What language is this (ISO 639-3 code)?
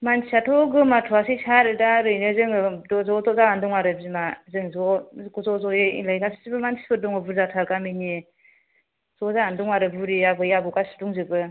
brx